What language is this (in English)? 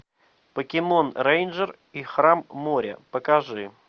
Russian